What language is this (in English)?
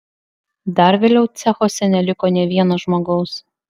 Lithuanian